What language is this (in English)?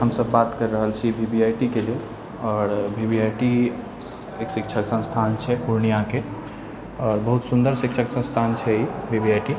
Maithili